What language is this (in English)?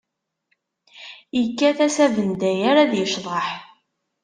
Kabyle